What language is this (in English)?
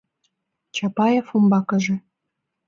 Mari